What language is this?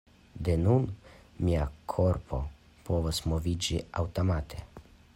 Esperanto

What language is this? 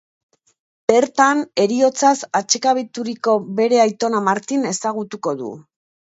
Basque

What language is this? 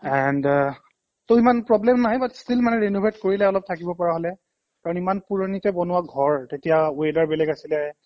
Assamese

